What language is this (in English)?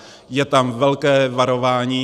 Czech